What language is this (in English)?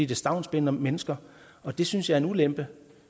Danish